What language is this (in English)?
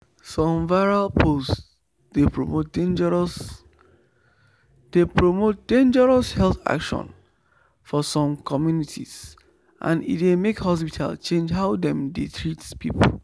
Nigerian Pidgin